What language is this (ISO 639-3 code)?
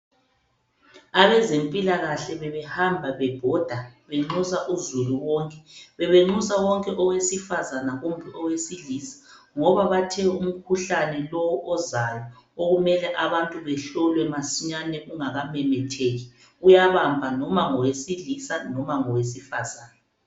nde